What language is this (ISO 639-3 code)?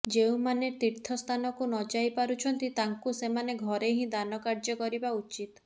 ori